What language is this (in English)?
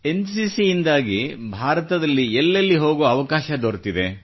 Kannada